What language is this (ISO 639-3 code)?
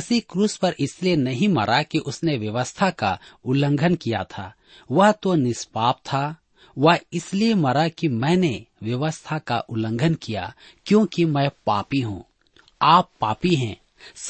hin